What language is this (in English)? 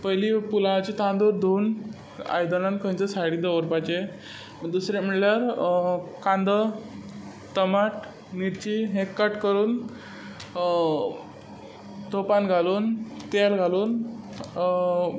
Konkani